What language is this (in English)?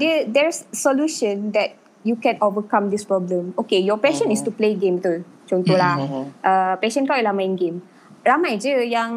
Malay